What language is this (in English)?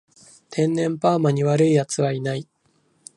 Japanese